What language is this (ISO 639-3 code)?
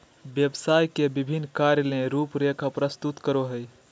mag